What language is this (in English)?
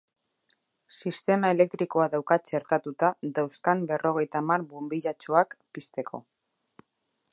Basque